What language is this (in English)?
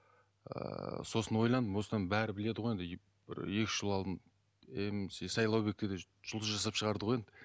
Kazakh